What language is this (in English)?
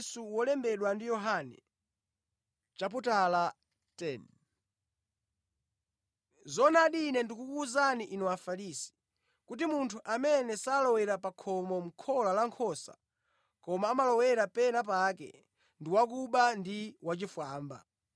Nyanja